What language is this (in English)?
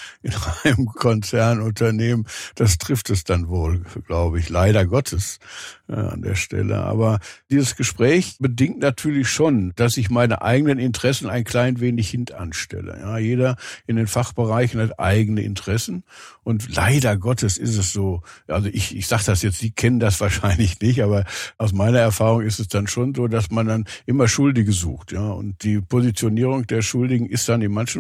German